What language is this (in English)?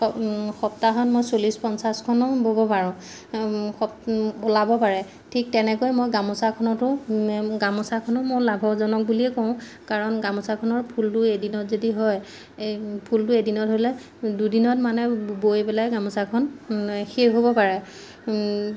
Assamese